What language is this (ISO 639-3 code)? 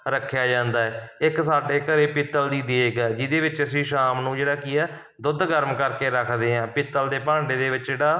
pan